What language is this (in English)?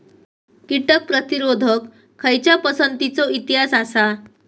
Marathi